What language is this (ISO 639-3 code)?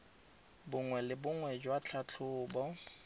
tsn